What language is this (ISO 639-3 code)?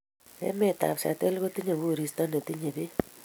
kln